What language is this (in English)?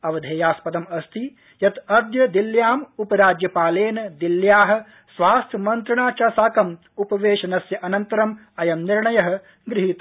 Sanskrit